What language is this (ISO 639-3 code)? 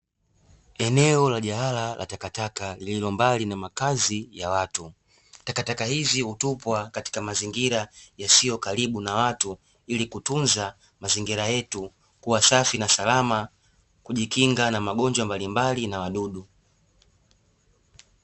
swa